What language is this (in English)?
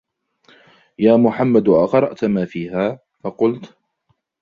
Arabic